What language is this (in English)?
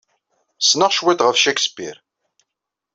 Kabyle